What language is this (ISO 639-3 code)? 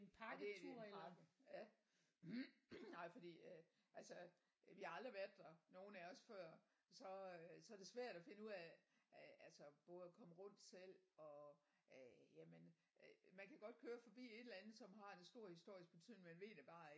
dan